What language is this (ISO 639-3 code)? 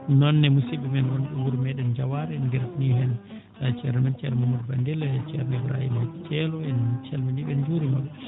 ful